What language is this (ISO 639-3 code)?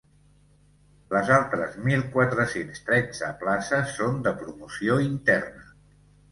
cat